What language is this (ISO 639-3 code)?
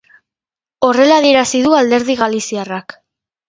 eus